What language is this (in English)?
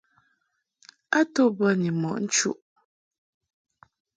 Mungaka